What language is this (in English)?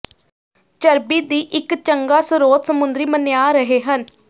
Punjabi